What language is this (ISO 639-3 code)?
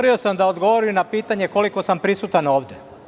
srp